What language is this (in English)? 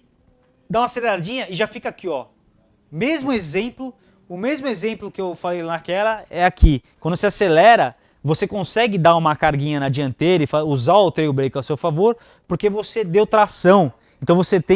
Portuguese